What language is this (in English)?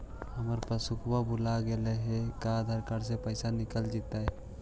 Magahi